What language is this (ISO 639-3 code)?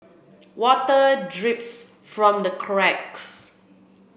eng